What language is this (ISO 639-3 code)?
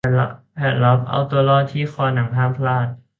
tha